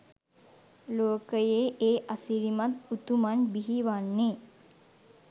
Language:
Sinhala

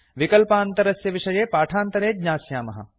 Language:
Sanskrit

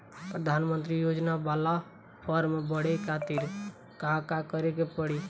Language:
Bhojpuri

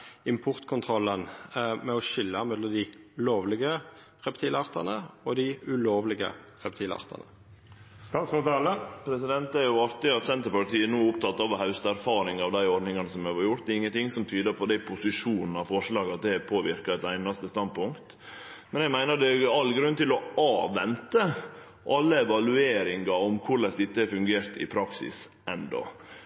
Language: Norwegian Nynorsk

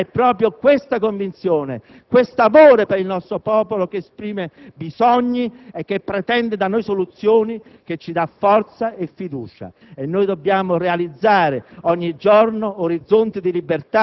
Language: Italian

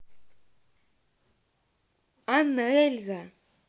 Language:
Russian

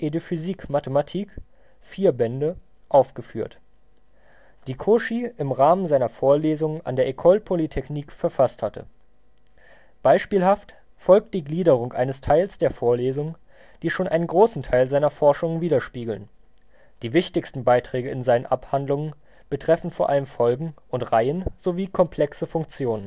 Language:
German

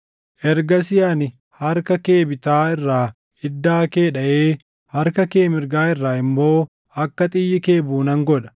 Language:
Oromo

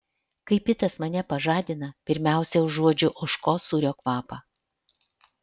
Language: Lithuanian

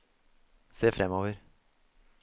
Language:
Norwegian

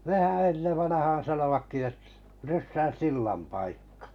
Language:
Finnish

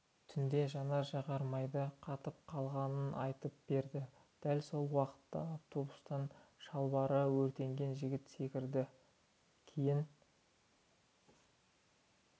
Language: Kazakh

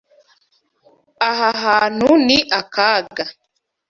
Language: Kinyarwanda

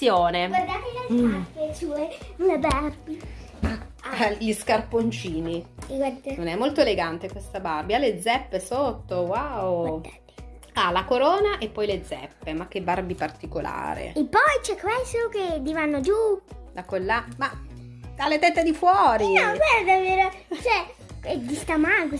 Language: Italian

